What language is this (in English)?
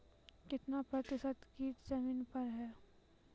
Maithili